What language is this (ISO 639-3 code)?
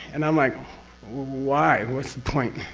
eng